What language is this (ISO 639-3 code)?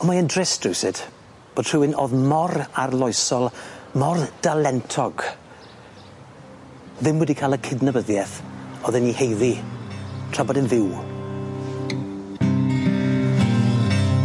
cym